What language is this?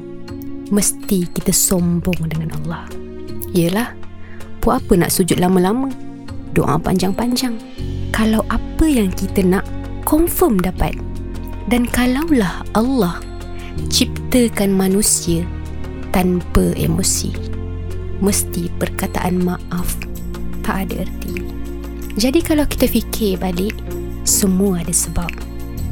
Malay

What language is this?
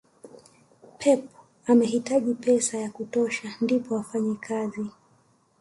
Swahili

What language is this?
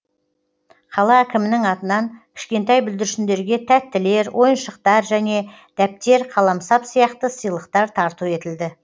Kazakh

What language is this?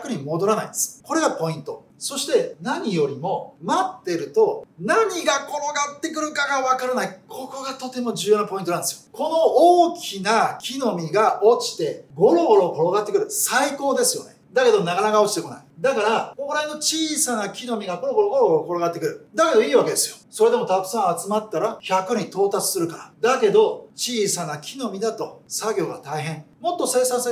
Japanese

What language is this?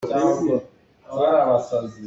Hakha Chin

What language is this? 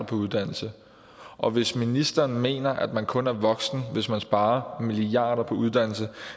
Danish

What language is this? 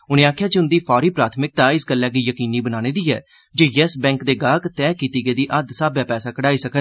Dogri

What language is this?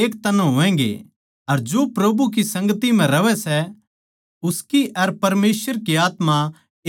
Haryanvi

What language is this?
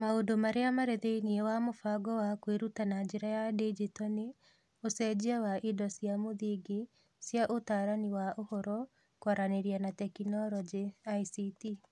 Kikuyu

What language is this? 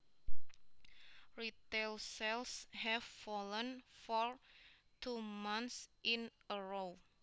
Javanese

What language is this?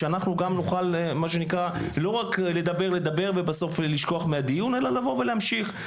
Hebrew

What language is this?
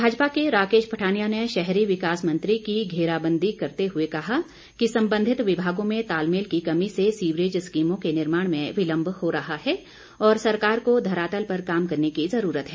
Hindi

